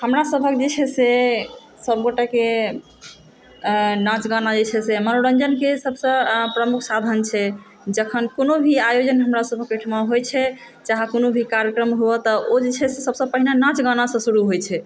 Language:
Maithili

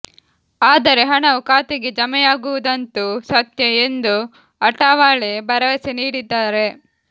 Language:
Kannada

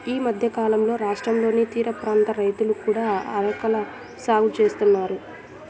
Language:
Telugu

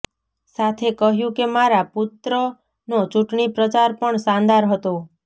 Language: Gujarati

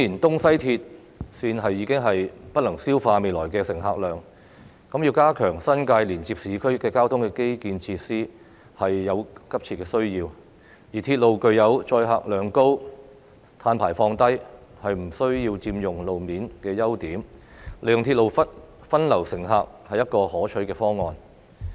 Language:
Cantonese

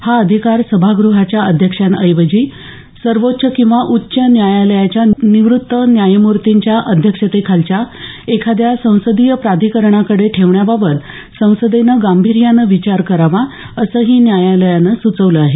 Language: Marathi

